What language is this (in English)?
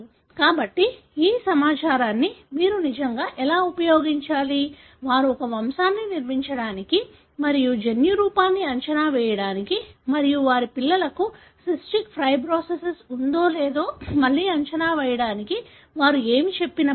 Telugu